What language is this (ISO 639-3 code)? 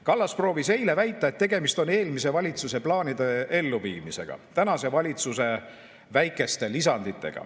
est